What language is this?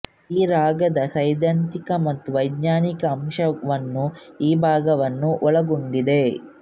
Kannada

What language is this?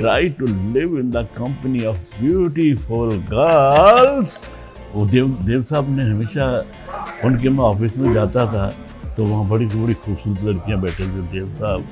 Hindi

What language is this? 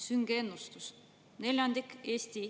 Estonian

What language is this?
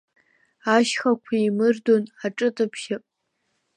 Abkhazian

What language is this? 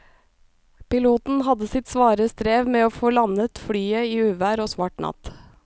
Norwegian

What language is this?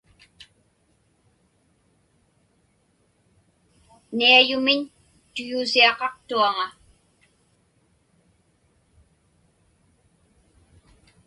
Inupiaq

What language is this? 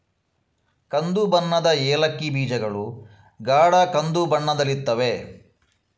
Kannada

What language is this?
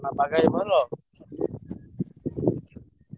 Odia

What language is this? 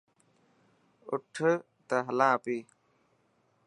Dhatki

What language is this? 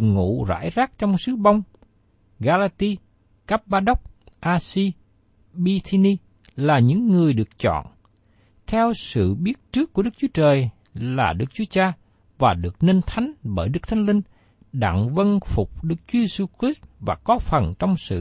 Vietnamese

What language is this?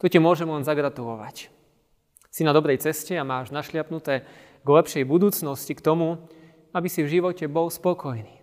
Slovak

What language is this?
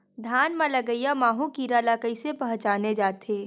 Chhattisgarhi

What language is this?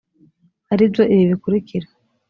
Kinyarwanda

